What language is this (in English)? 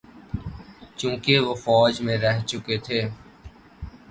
Urdu